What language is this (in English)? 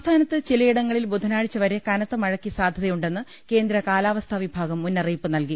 Malayalam